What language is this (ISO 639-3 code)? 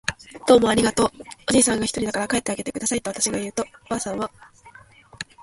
jpn